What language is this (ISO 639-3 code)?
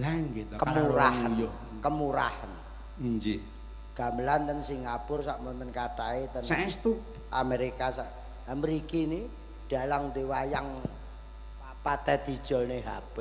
ind